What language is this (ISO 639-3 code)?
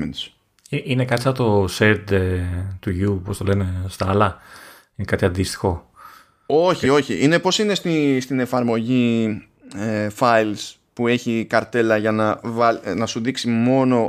ell